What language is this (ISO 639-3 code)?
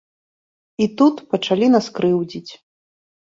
bel